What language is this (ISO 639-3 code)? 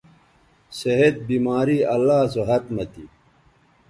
btv